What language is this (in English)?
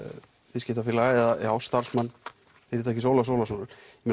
Icelandic